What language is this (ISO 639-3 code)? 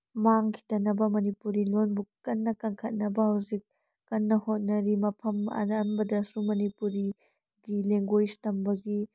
mni